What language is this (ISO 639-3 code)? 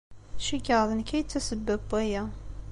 kab